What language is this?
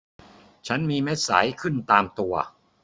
Thai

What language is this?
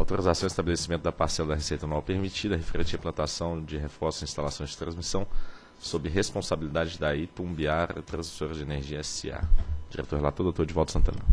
Portuguese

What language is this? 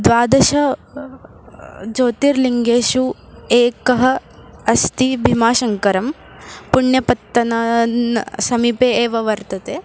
Sanskrit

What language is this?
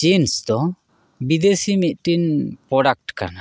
Santali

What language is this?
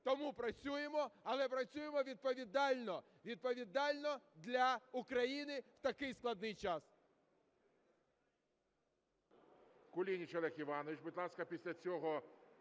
Ukrainian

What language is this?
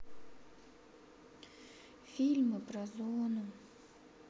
Russian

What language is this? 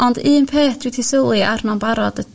Welsh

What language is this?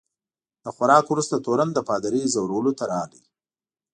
Pashto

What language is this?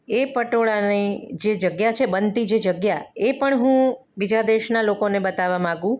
Gujarati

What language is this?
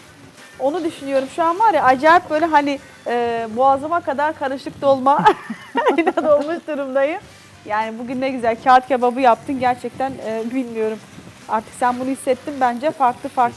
Turkish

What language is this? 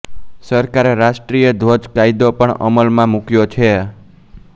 Gujarati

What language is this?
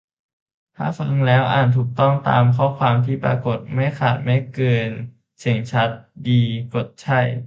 Thai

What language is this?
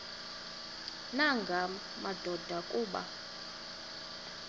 Xhosa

